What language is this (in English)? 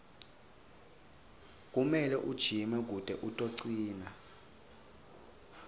Swati